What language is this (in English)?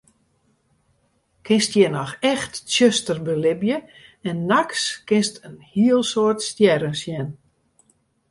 Western Frisian